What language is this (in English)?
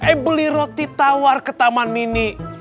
Indonesian